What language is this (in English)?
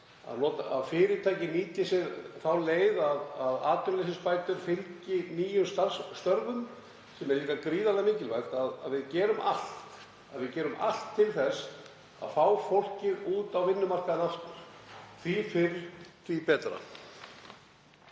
Icelandic